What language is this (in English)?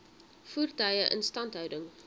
Afrikaans